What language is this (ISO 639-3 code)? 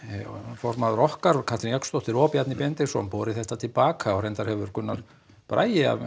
isl